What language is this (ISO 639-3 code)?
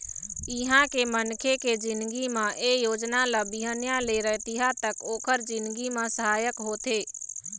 hne